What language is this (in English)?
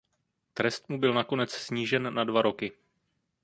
Czech